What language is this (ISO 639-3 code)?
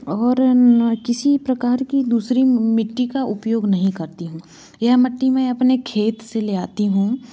hin